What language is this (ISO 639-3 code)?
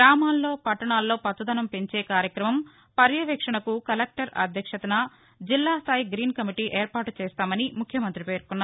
tel